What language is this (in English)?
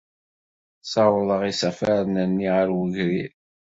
Kabyle